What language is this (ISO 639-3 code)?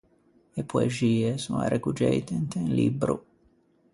lij